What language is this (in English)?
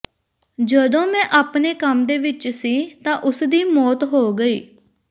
Punjabi